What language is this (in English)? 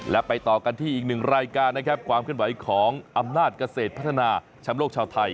Thai